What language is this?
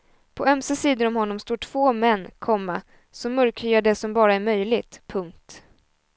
Swedish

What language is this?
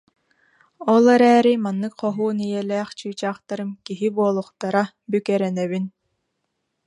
Yakut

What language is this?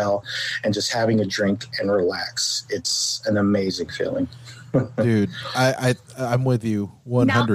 English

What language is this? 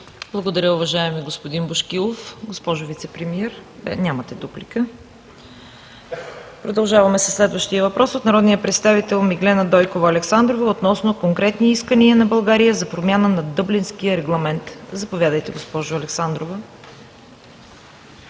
Bulgarian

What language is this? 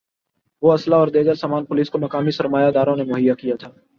Urdu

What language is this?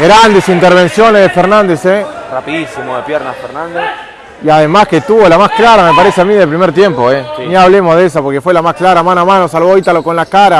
Spanish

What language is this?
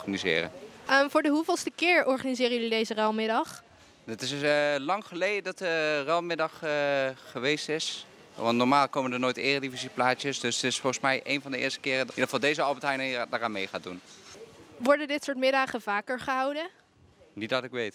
Dutch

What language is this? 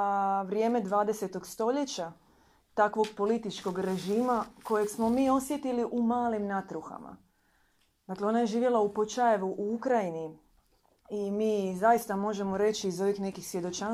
Croatian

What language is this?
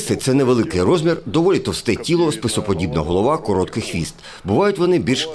Ukrainian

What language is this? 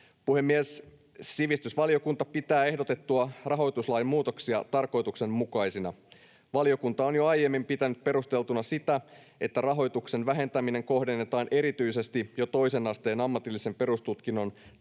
Finnish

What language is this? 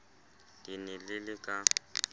Southern Sotho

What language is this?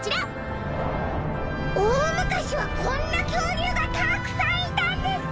Japanese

